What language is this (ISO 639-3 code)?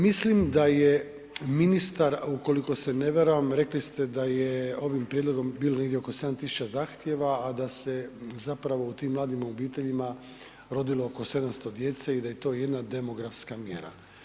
hrv